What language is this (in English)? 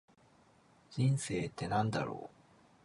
Japanese